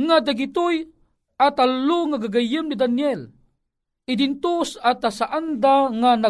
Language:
Filipino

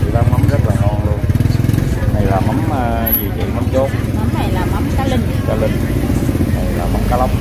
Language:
Vietnamese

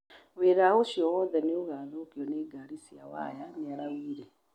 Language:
Kikuyu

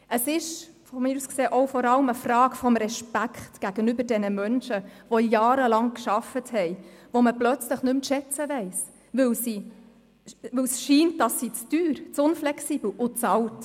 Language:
Swiss German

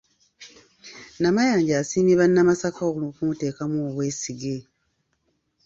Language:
Ganda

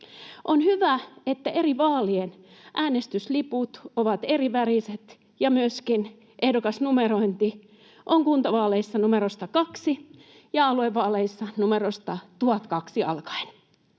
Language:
Finnish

